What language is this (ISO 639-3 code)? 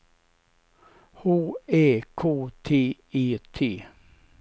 swe